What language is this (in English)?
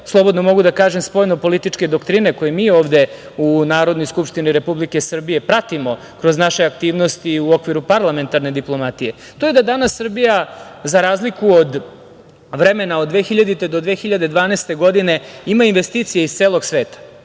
Serbian